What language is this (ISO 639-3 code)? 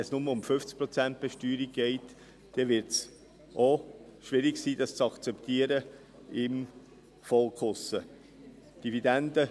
gsw